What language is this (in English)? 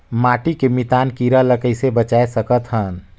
Chhattisgarhi